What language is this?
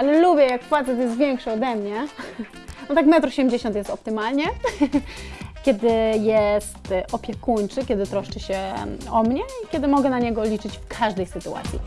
Polish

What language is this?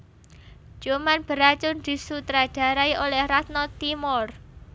Javanese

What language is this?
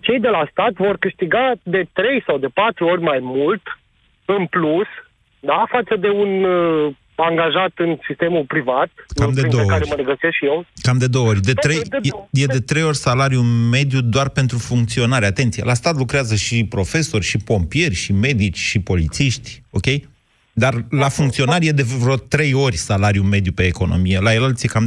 Romanian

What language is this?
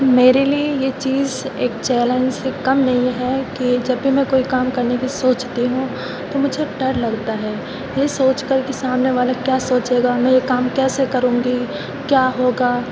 Urdu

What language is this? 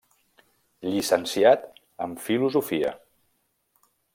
Catalan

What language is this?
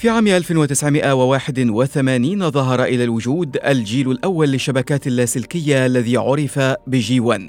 Arabic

